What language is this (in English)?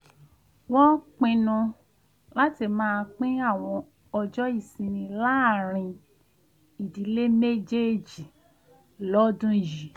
Yoruba